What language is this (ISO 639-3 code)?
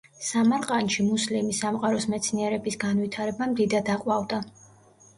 kat